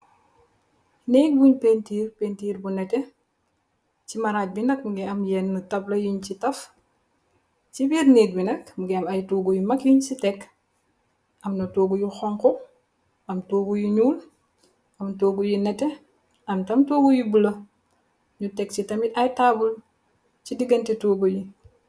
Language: Wolof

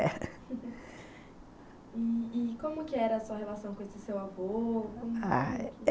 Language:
Portuguese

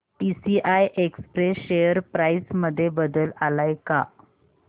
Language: Marathi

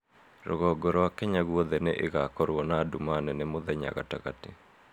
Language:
Kikuyu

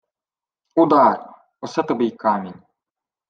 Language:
Ukrainian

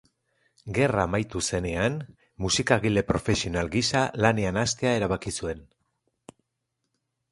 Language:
Basque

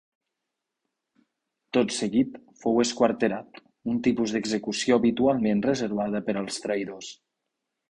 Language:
Catalan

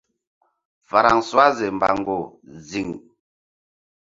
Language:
Mbum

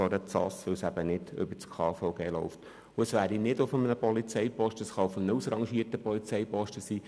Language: Swiss German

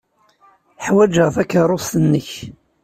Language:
Kabyle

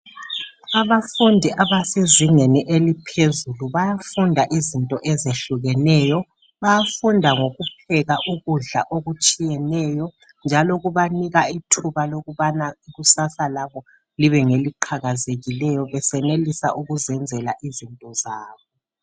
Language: North Ndebele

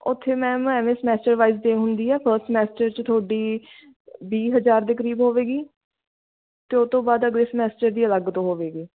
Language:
Punjabi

